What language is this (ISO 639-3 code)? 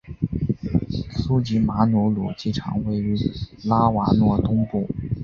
zho